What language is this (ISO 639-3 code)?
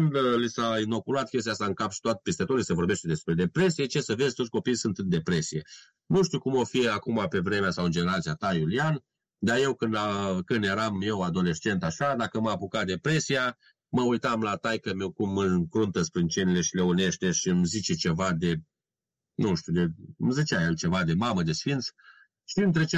ron